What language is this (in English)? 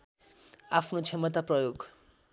Nepali